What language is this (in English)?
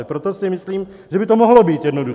Czech